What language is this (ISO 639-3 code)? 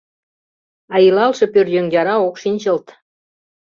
chm